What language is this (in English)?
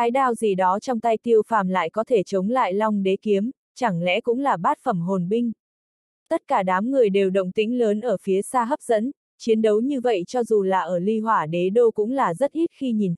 Vietnamese